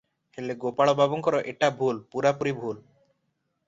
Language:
Odia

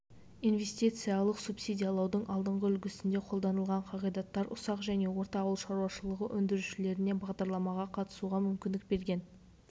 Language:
Kazakh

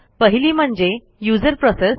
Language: Marathi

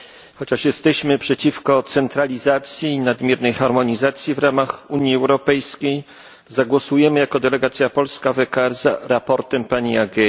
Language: Polish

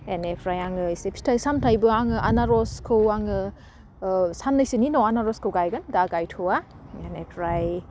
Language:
Bodo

